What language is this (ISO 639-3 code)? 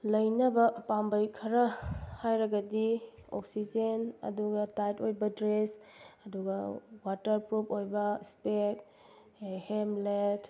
mni